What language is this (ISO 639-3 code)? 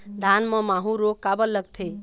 hne